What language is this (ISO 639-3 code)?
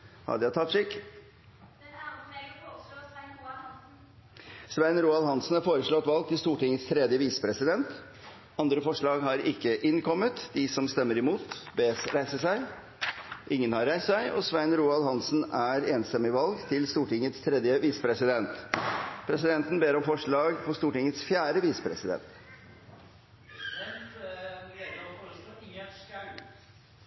nno